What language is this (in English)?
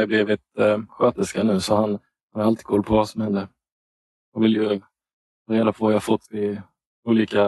Swedish